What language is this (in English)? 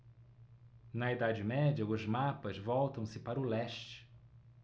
Portuguese